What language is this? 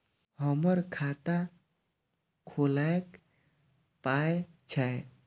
Maithili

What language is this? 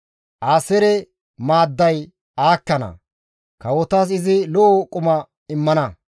Gamo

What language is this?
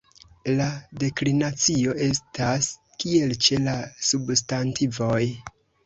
Esperanto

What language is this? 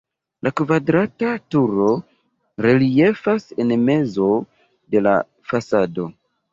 Esperanto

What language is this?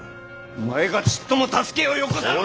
Japanese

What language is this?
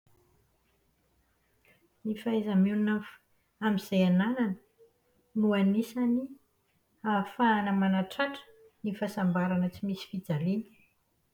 Malagasy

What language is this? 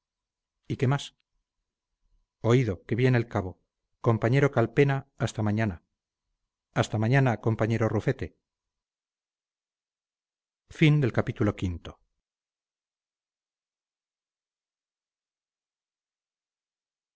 Spanish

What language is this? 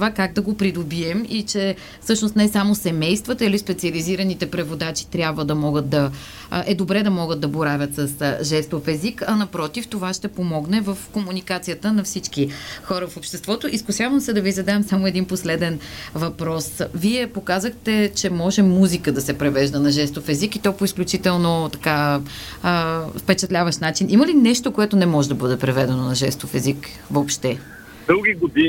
Bulgarian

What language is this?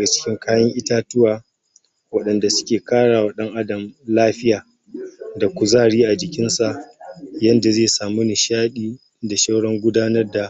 Hausa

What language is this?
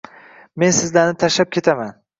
Uzbek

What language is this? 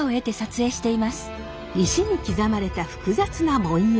Japanese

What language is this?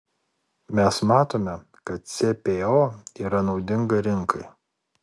Lithuanian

